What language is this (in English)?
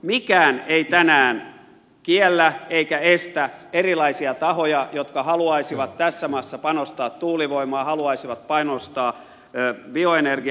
Finnish